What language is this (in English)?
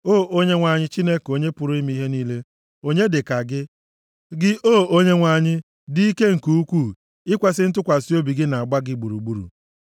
Igbo